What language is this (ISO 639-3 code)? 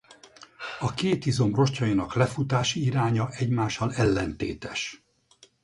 hun